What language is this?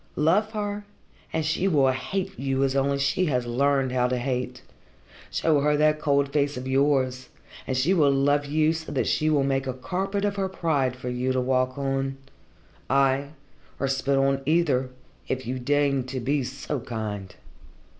English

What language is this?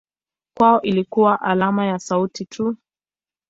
Swahili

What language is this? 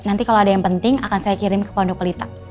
Indonesian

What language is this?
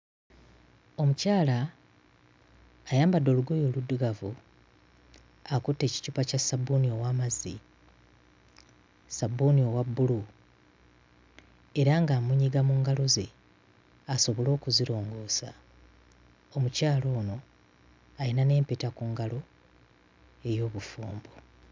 Ganda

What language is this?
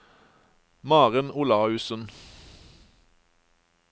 Norwegian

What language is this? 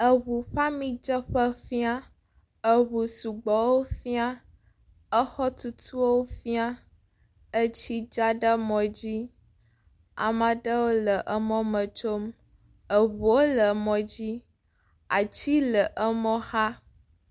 Ewe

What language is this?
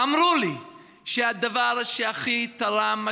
Hebrew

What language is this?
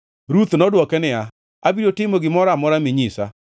Luo (Kenya and Tanzania)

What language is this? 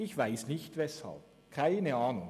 Swiss German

